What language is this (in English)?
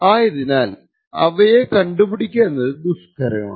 Malayalam